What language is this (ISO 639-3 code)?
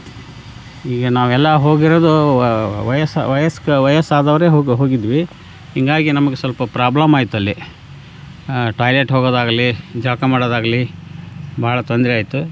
kan